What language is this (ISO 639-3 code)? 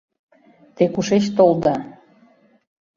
chm